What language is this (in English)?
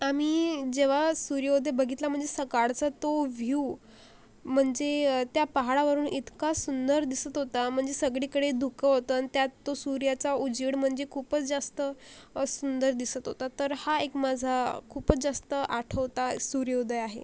Marathi